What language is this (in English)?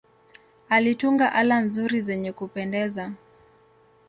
Swahili